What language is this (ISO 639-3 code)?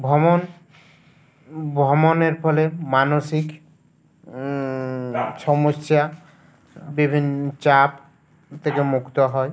ben